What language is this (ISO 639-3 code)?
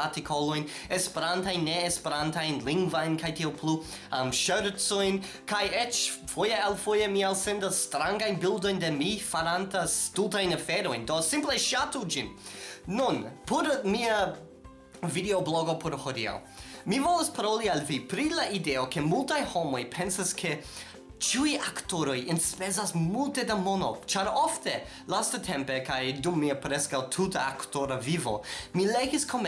epo